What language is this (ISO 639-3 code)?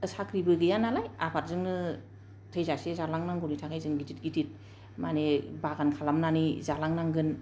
brx